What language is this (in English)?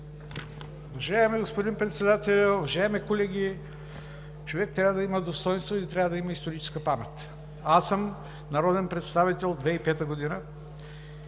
Bulgarian